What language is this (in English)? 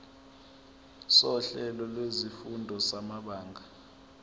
Zulu